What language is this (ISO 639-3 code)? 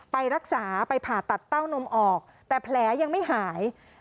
tha